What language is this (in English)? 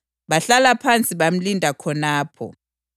North Ndebele